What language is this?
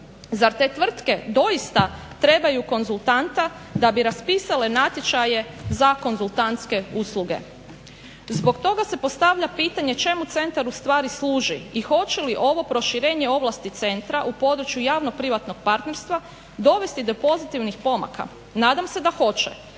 Croatian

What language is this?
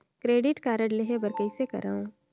Chhattisgarhi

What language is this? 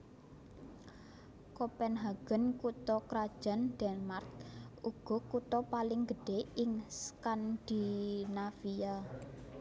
Javanese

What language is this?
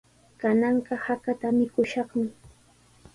Sihuas Ancash Quechua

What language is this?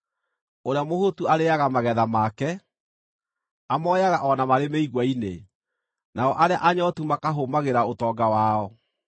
Kikuyu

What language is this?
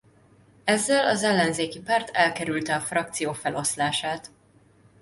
Hungarian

